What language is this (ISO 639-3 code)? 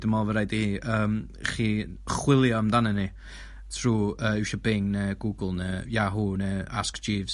cym